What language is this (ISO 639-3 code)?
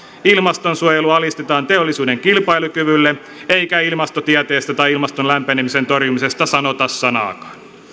fin